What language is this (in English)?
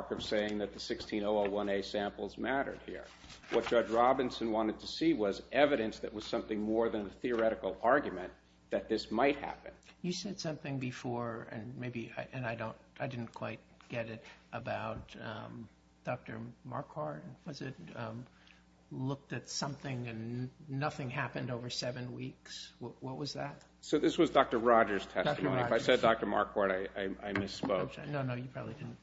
English